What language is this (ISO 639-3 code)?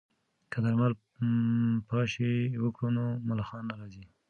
pus